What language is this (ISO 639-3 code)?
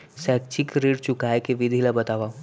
hne